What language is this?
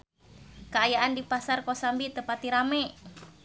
Sundanese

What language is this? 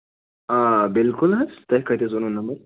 Kashmiri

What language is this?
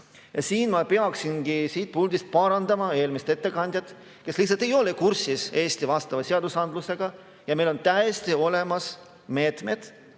Estonian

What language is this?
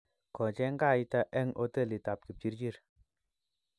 Kalenjin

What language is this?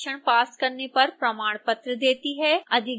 Hindi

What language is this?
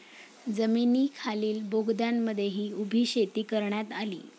Marathi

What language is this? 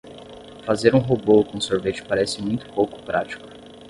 Portuguese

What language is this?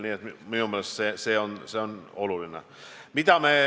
Estonian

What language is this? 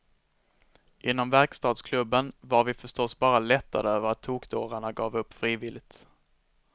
Swedish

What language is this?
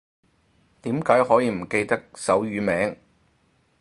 Cantonese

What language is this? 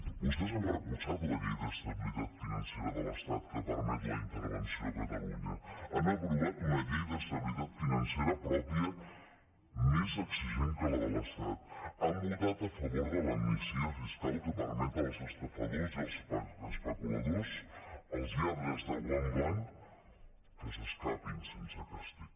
Catalan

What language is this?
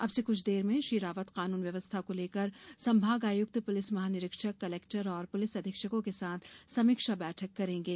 Hindi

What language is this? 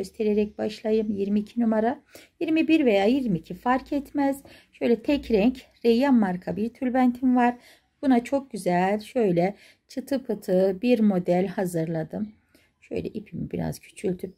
Turkish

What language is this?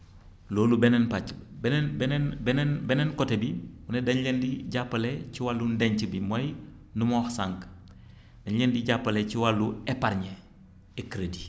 Wolof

